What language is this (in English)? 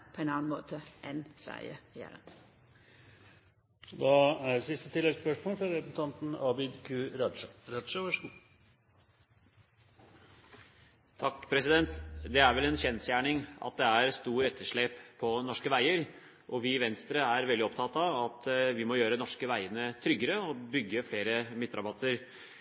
Norwegian